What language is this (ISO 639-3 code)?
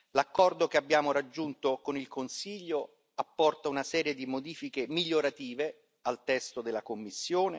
ita